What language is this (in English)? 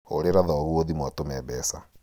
Kikuyu